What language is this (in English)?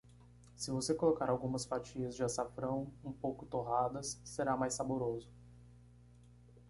Portuguese